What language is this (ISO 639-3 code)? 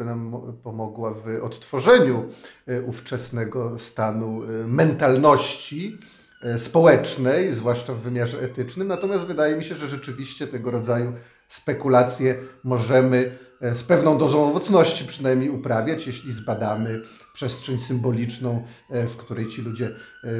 pol